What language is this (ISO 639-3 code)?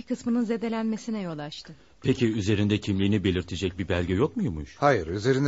tur